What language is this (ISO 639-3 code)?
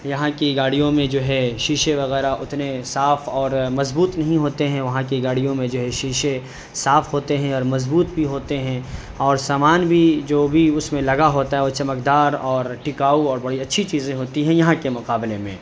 urd